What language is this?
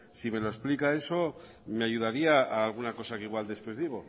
Spanish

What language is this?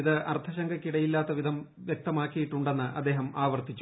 Malayalam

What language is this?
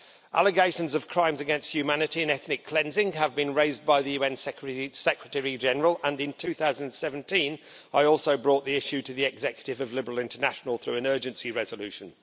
English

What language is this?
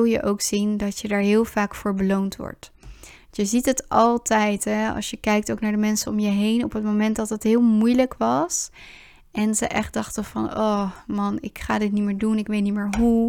Dutch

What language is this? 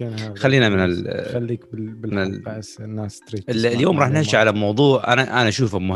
Arabic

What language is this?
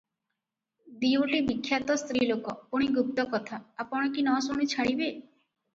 Odia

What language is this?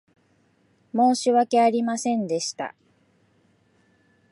Japanese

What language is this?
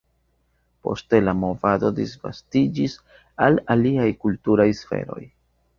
Esperanto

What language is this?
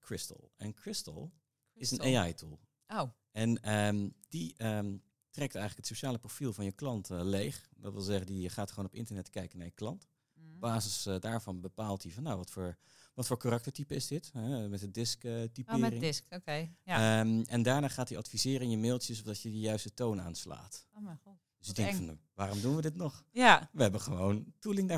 Dutch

